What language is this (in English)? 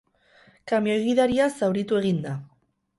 Basque